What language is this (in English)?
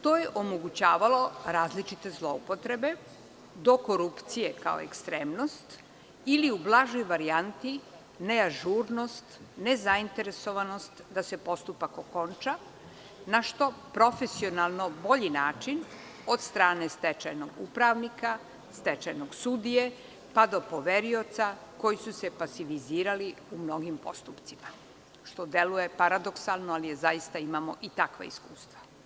Serbian